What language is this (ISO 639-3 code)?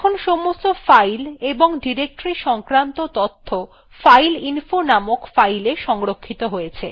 ben